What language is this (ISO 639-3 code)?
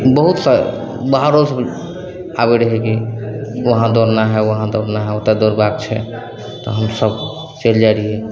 mai